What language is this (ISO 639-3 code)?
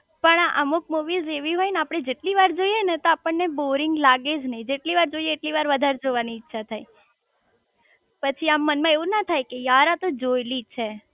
guj